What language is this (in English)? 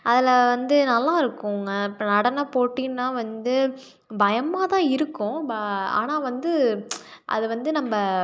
Tamil